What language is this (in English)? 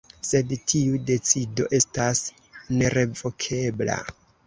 Esperanto